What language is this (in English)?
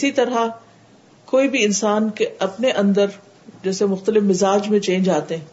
Urdu